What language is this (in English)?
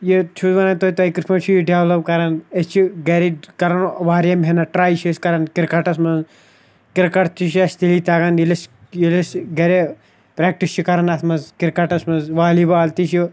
Kashmiri